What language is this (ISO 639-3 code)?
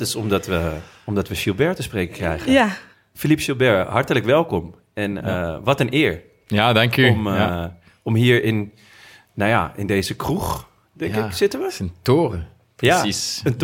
nld